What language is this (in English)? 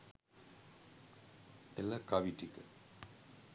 Sinhala